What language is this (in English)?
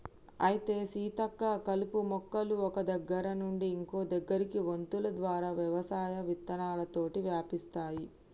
Telugu